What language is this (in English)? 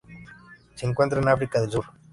Spanish